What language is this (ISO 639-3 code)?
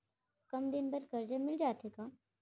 hne